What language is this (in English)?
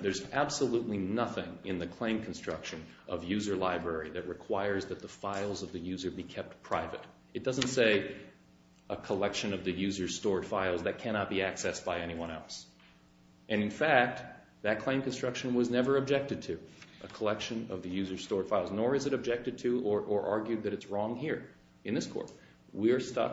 English